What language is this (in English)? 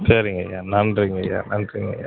Tamil